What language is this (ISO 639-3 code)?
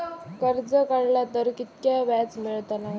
mar